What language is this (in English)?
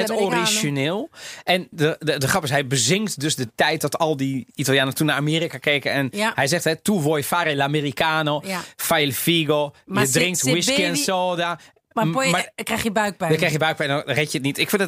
Dutch